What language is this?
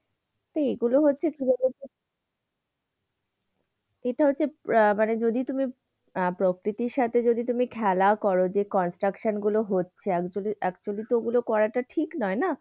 Bangla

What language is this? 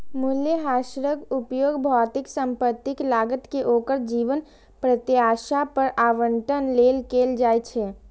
Maithili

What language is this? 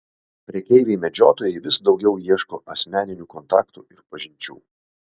Lithuanian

